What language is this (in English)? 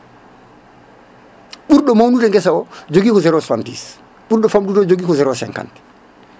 Fula